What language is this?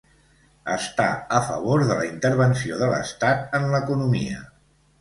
Catalan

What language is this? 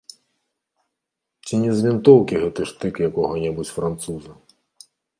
Belarusian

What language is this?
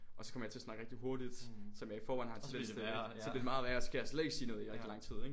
Danish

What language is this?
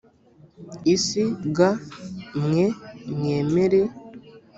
Kinyarwanda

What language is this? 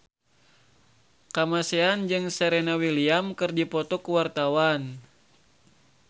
Sundanese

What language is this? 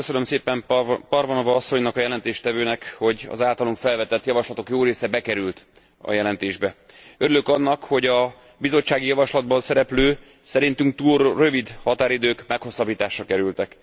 Hungarian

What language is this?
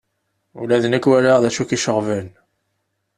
Kabyle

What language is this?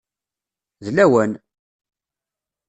Kabyle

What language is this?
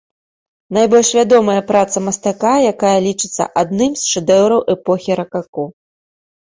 Belarusian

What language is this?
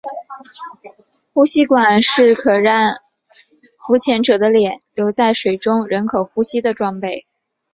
Chinese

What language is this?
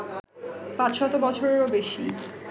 Bangla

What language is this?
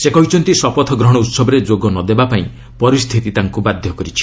Odia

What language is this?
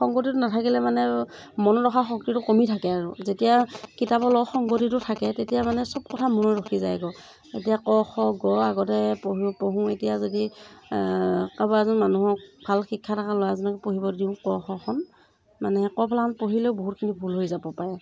Assamese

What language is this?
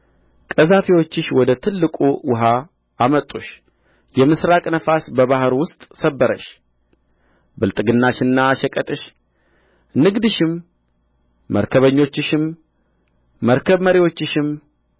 Amharic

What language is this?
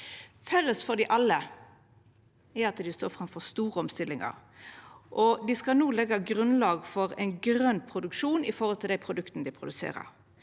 Norwegian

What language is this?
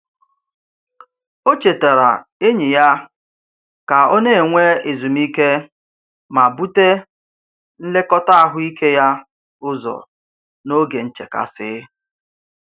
Igbo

